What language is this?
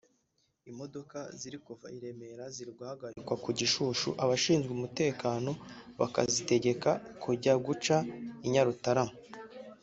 Kinyarwanda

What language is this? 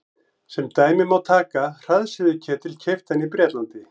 Icelandic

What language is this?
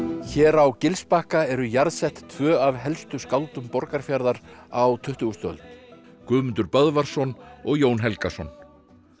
Icelandic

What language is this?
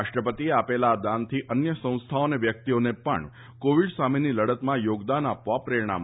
Gujarati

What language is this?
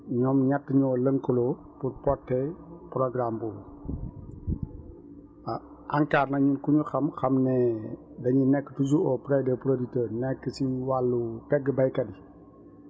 Wolof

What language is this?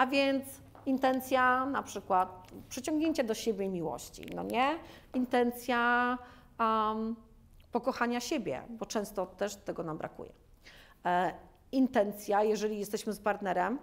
Polish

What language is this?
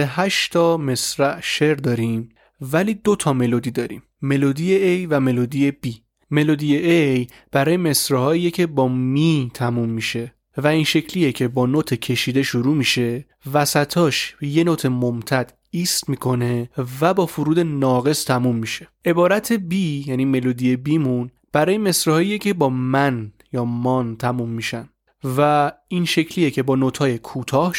Persian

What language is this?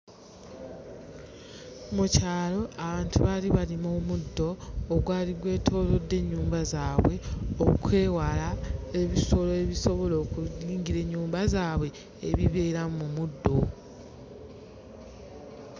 Ganda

